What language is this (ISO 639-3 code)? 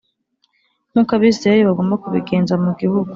kin